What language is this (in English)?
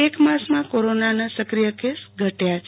Gujarati